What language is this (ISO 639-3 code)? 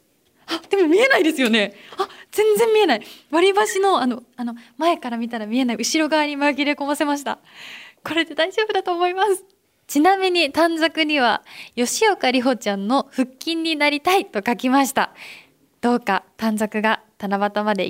jpn